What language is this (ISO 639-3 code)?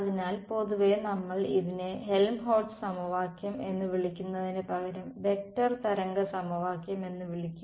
mal